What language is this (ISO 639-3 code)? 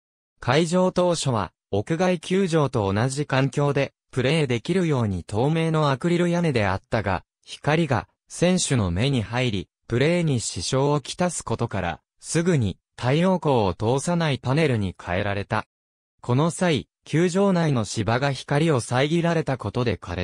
jpn